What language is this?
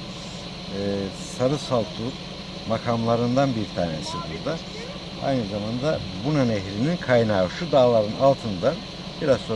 Turkish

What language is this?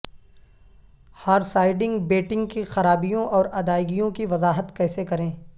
Urdu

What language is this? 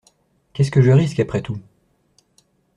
French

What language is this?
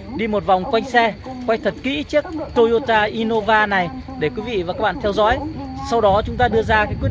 Vietnamese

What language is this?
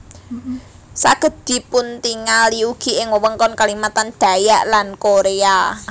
Javanese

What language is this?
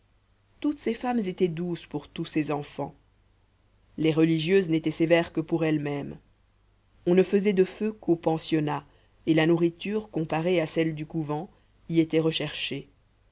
French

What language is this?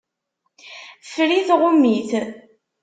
Kabyle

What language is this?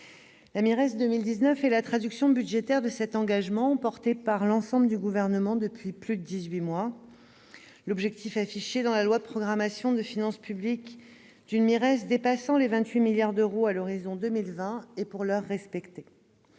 French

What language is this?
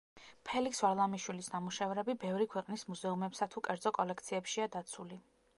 Georgian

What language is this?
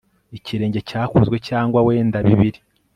Kinyarwanda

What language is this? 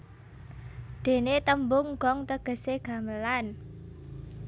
Javanese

